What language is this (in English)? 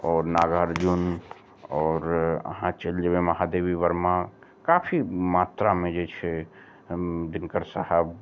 Maithili